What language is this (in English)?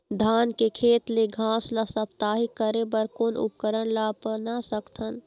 Chhattisgarhi